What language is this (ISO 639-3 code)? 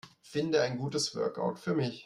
deu